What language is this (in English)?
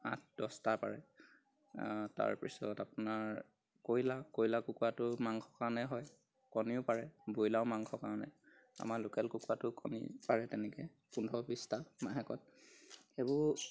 Assamese